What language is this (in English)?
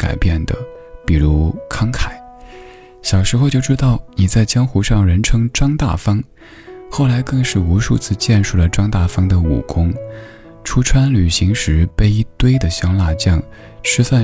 Chinese